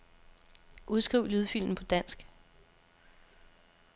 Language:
Danish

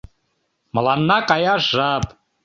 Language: Mari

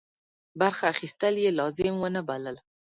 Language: Pashto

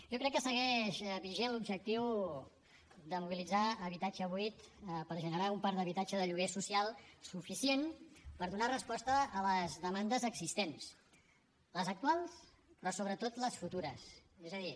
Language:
Catalan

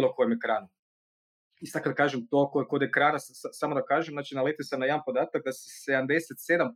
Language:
Croatian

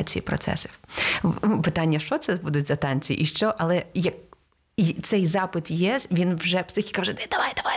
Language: Ukrainian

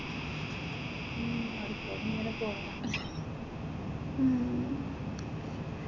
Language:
Malayalam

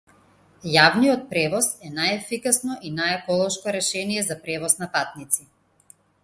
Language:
Macedonian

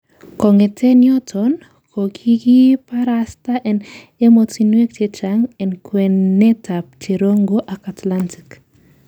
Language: Kalenjin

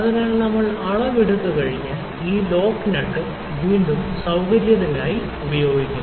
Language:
Malayalam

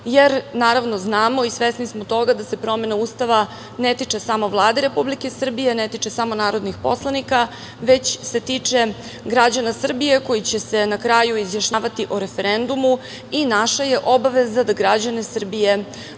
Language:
Serbian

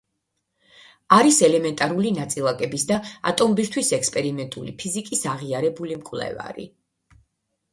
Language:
Georgian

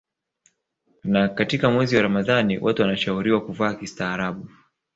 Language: Swahili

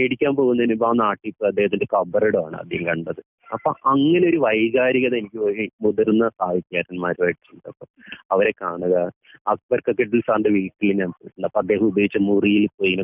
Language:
Malayalam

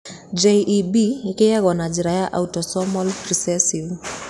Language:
Kikuyu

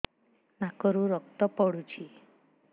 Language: Odia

